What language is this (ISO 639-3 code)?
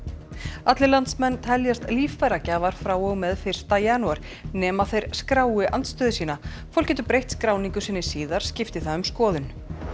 isl